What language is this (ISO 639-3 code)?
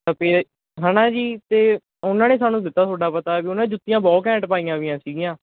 pan